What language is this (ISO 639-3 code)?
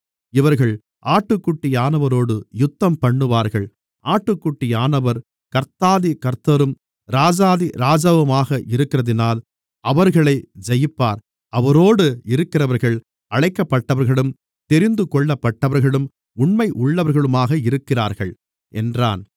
tam